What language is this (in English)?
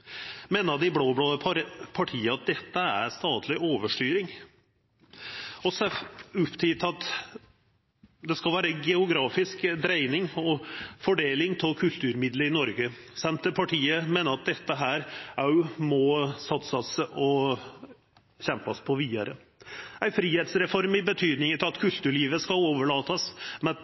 Norwegian Nynorsk